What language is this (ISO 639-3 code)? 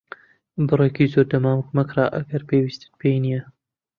ckb